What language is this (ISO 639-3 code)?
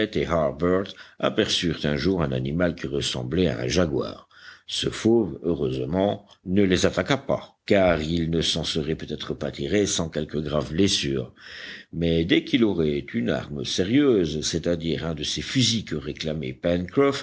fra